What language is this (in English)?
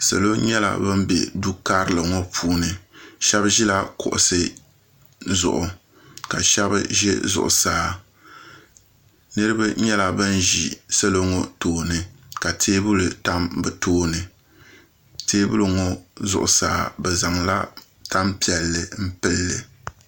Dagbani